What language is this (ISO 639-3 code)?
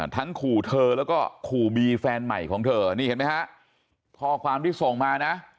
tha